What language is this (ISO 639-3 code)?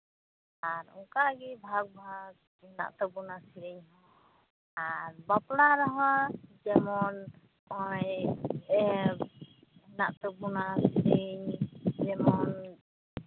sat